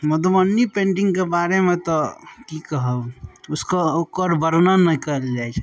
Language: Maithili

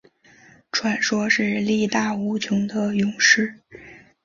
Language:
Chinese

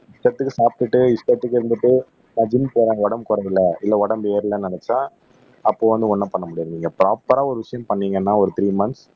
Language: Tamil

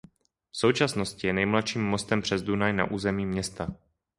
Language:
Czech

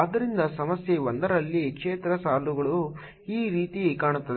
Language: Kannada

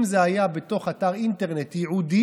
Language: Hebrew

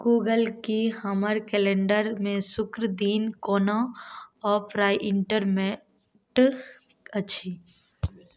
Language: Maithili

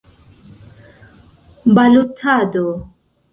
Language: Esperanto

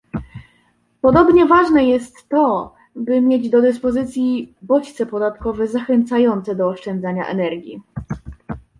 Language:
Polish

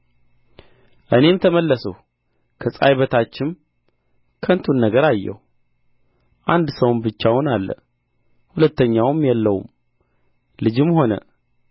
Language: Amharic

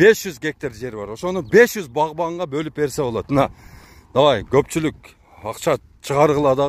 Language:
Turkish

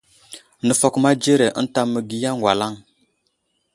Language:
Wuzlam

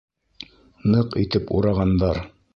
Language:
Bashkir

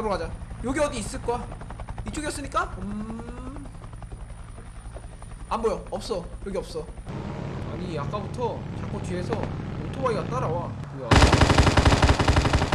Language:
Korean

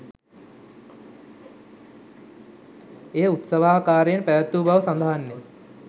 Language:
Sinhala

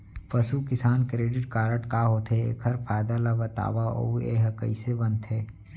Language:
Chhattisgarhi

